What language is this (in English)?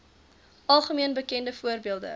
Afrikaans